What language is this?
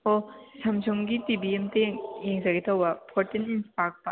Manipuri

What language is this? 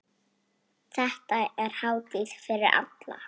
Icelandic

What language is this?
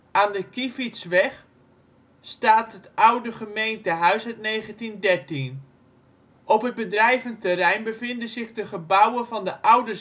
Dutch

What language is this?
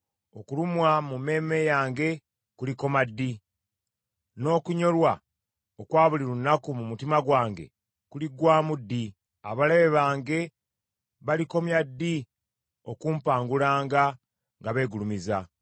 Ganda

